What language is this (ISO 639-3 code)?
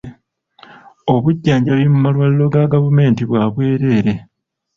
lug